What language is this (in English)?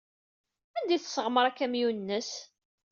Kabyle